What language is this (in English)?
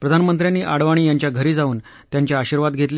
Marathi